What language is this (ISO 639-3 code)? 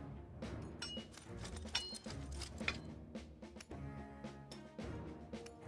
kor